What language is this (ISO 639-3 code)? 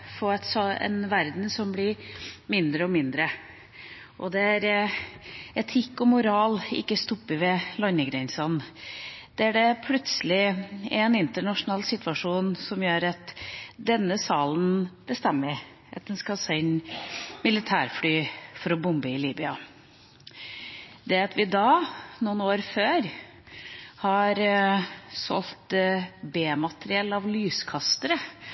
nob